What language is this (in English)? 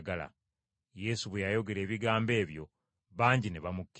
Ganda